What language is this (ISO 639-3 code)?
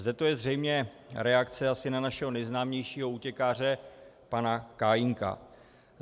ces